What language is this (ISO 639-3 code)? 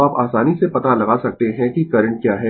hin